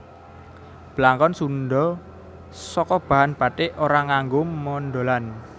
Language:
Javanese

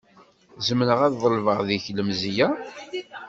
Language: Kabyle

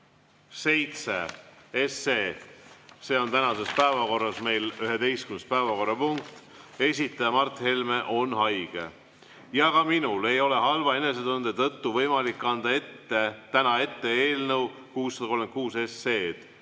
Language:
Estonian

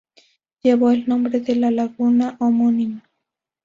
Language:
Spanish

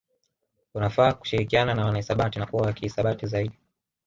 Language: Swahili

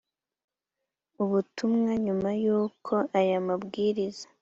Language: Kinyarwanda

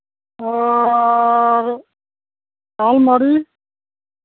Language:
Santali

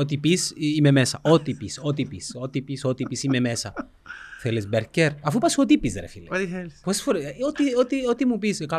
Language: Greek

